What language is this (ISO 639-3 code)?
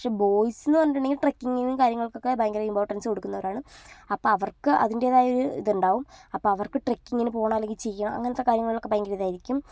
mal